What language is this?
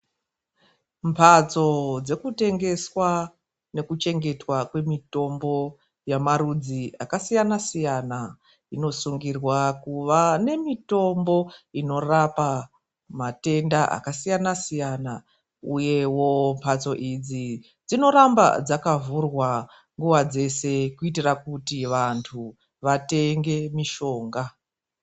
Ndau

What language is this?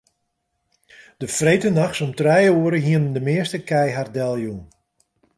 Western Frisian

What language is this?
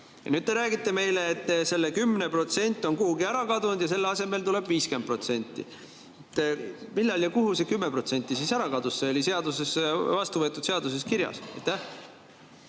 Estonian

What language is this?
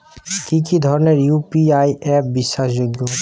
Bangla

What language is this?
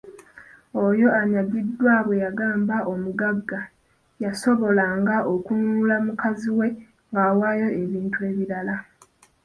Ganda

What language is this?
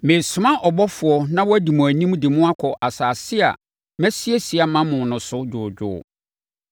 Akan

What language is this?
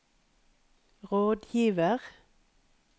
Norwegian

